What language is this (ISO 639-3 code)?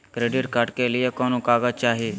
mag